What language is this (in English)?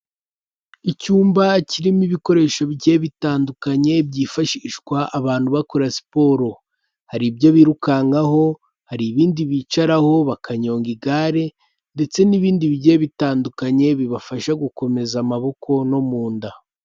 Kinyarwanda